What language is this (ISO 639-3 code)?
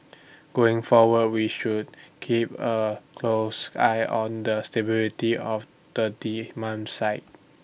eng